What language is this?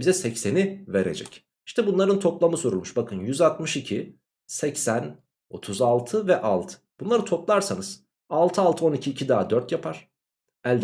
Turkish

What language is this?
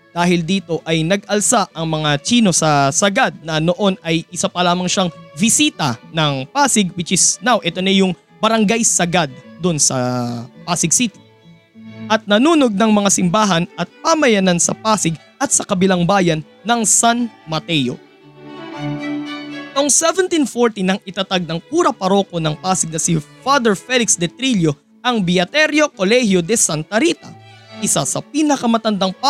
Filipino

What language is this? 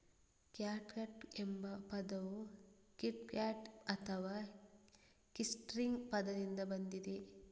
Kannada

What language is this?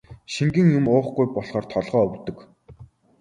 Mongolian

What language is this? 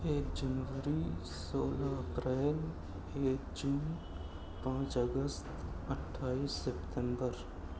Urdu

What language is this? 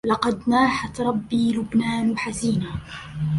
Arabic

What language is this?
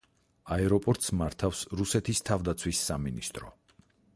Georgian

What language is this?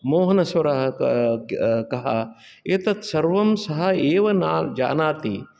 Sanskrit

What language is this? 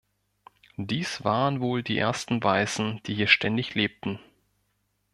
German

